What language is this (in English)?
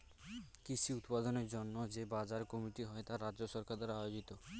Bangla